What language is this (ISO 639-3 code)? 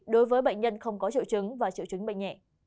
vie